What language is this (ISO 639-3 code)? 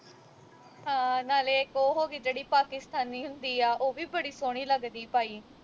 pan